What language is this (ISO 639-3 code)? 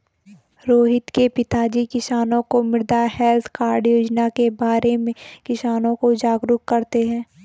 hin